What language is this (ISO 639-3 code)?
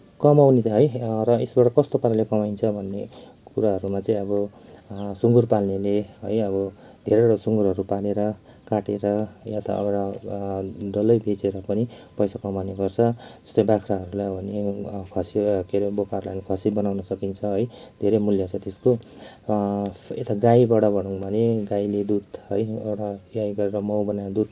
nep